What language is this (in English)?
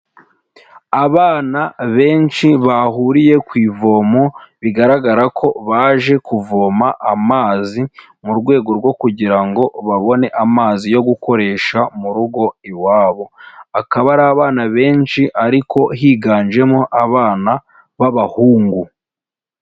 Kinyarwanda